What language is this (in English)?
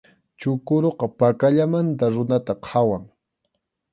Arequipa-La Unión Quechua